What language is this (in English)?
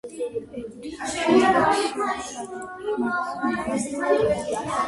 Georgian